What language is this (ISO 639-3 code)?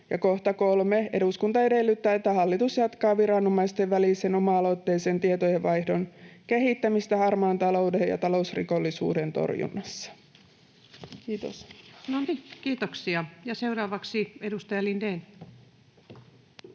fin